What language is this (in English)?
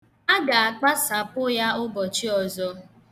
Igbo